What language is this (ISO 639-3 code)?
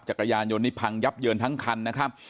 tha